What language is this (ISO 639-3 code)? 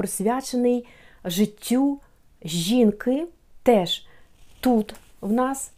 ukr